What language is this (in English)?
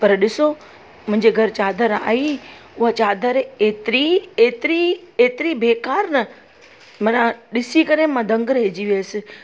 Sindhi